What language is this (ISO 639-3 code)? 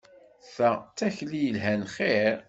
kab